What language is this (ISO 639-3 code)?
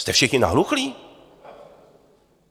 ces